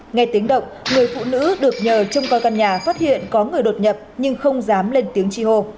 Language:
Vietnamese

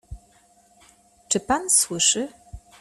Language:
Polish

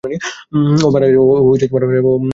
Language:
Bangla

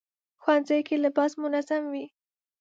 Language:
Pashto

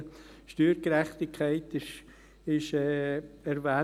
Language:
Swiss German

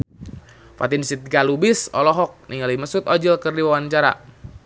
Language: Sundanese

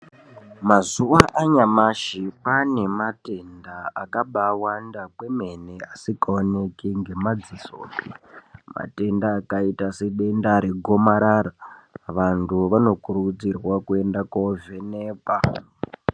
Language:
Ndau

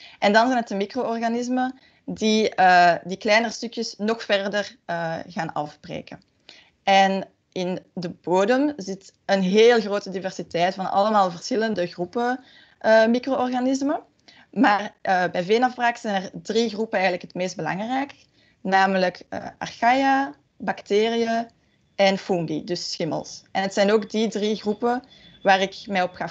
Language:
Dutch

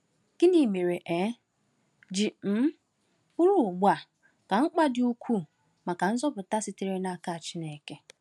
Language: Igbo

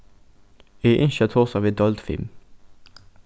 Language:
Faroese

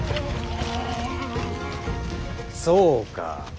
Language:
Japanese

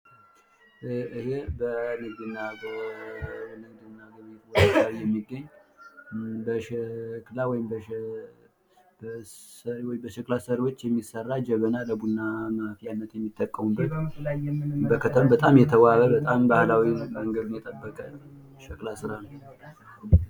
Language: Amharic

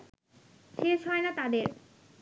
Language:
Bangla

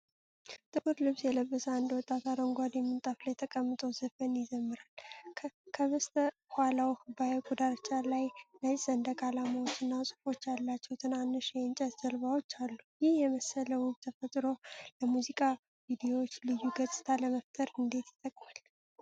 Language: Amharic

